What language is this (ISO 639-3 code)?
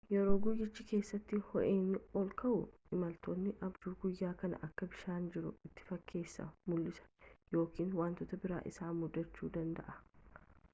orm